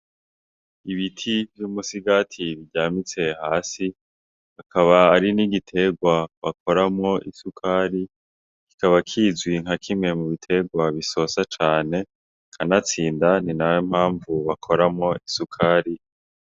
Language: Rundi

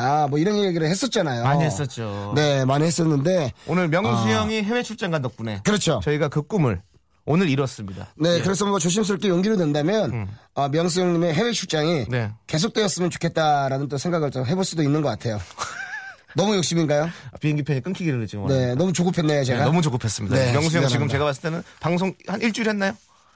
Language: Korean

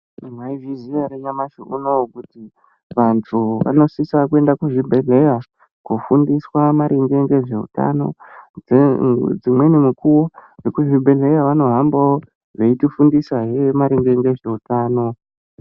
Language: Ndau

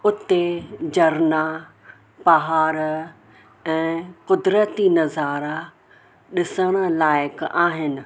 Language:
Sindhi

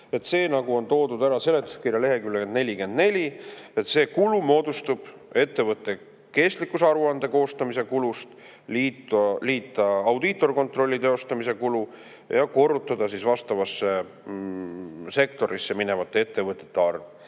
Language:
Estonian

